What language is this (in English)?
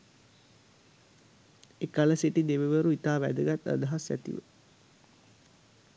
Sinhala